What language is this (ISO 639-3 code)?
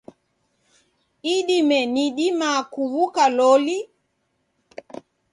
dav